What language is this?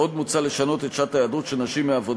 Hebrew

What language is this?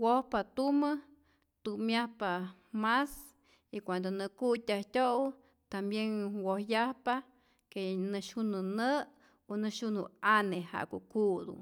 Rayón Zoque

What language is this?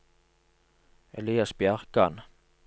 Norwegian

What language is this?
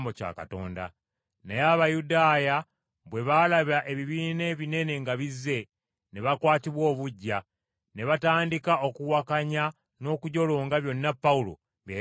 Ganda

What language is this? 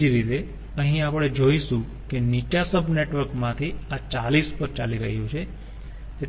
Gujarati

